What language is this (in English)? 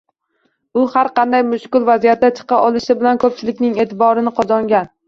Uzbek